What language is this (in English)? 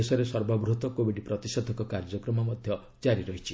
Odia